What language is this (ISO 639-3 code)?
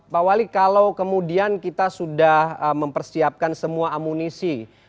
ind